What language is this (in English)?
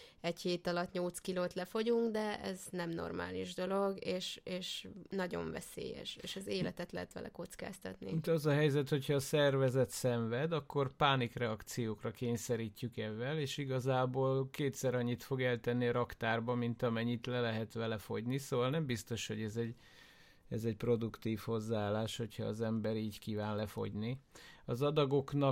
Hungarian